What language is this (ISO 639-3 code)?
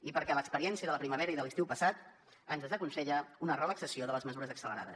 cat